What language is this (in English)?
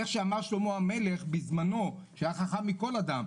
Hebrew